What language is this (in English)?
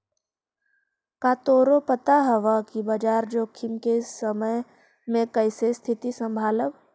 Magahi